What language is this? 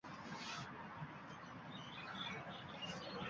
Uzbek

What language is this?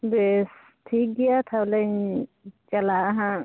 Santali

